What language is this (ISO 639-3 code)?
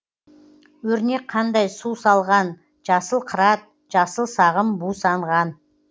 kaz